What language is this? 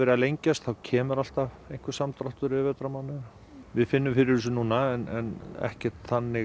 Icelandic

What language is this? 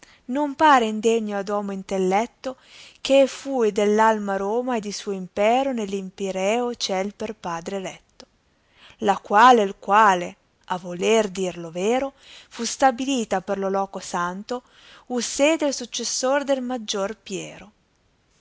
Italian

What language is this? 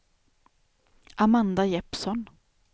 Swedish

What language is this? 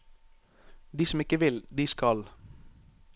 Norwegian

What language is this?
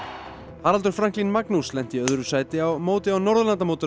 Icelandic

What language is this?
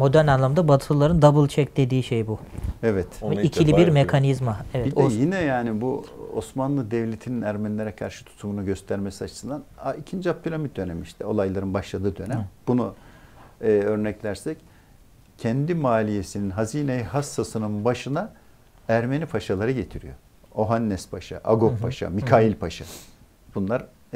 Turkish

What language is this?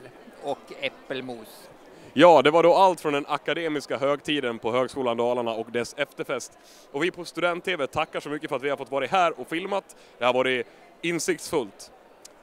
Swedish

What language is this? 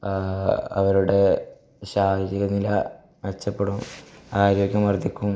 Malayalam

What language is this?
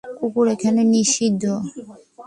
Bangla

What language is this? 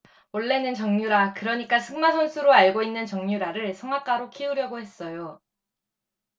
Korean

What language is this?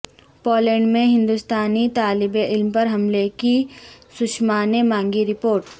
Urdu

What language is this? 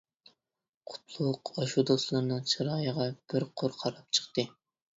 Uyghur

